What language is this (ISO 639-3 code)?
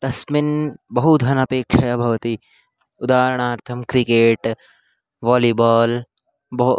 san